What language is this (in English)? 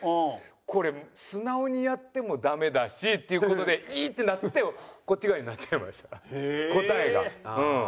Japanese